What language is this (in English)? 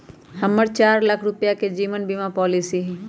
Magahi